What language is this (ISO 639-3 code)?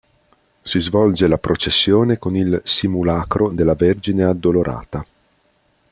ita